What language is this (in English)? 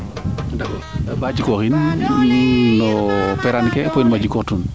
Serer